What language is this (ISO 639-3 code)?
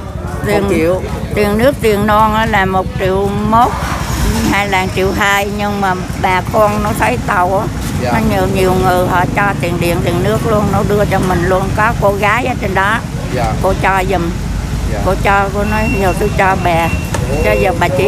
vie